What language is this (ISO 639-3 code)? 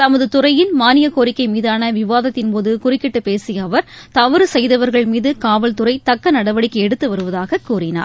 tam